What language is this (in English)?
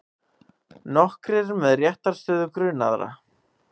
Icelandic